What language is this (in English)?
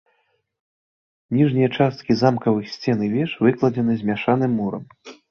Belarusian